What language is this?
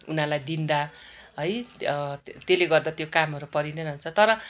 Nepali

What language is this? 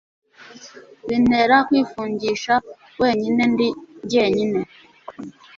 Kinyarwanda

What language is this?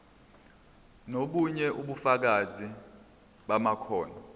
Zulu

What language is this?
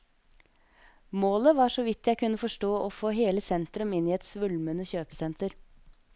Norwegian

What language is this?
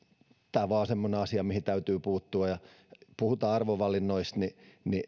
Finnish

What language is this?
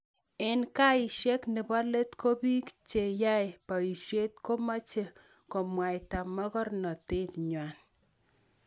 Kalenjin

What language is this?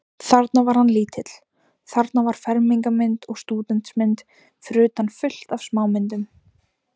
Icelandic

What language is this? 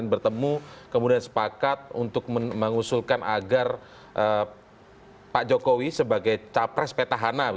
Indonesian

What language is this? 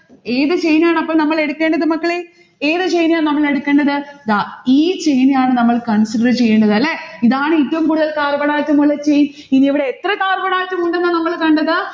Malayalam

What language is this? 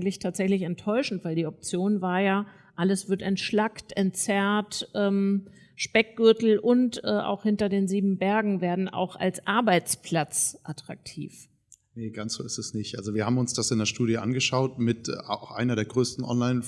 German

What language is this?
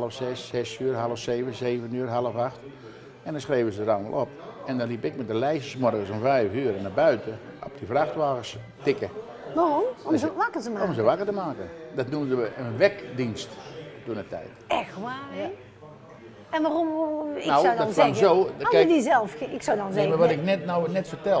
Dutch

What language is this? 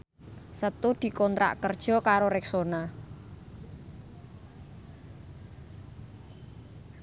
Javanese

